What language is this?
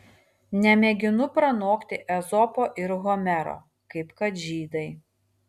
Lithuanian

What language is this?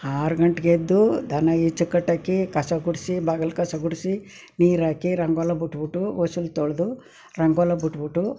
Kannada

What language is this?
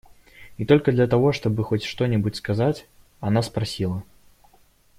Russian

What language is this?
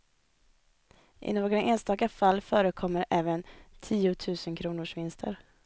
Swedish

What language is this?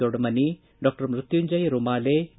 Kannada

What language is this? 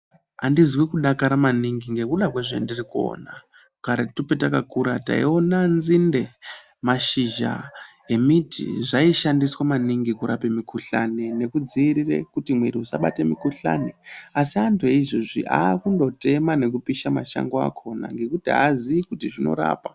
Ndau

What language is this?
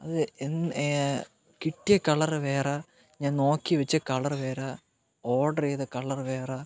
Malayalam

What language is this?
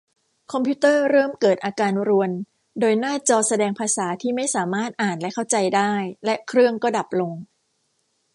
Thai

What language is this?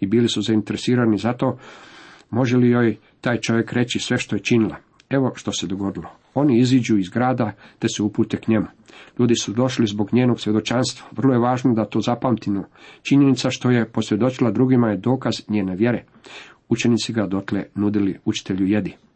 Croatian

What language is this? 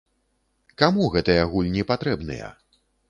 Belarusian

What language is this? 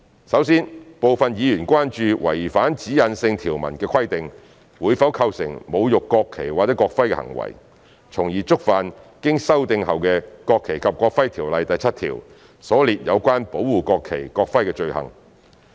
Cantonese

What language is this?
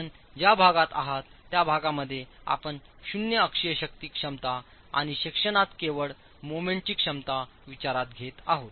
Marathi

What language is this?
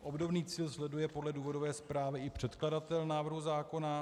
Czech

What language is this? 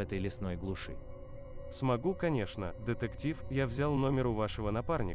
Russian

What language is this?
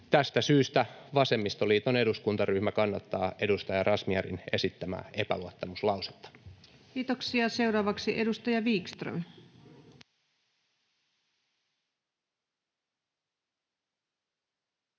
Finnish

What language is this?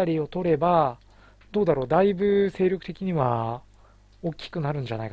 Japanese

